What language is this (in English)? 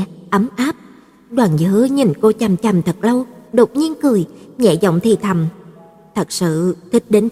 Vietnamese